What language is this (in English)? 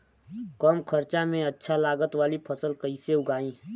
Bhojpuri